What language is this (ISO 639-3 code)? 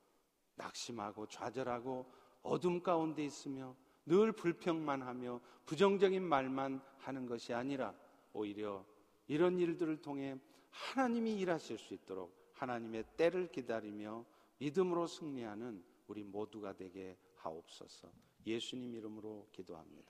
kor